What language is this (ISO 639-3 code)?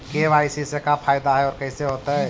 mag